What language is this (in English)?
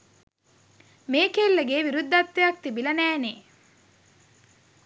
Sinhala